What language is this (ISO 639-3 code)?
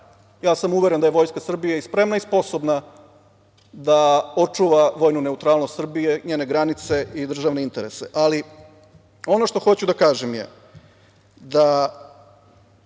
srp